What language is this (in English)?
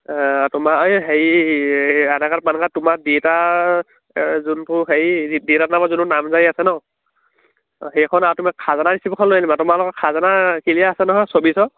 Assamese